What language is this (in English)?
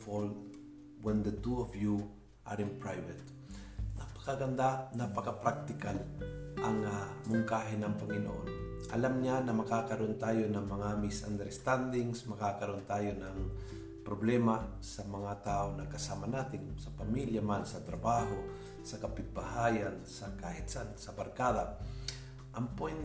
Filipino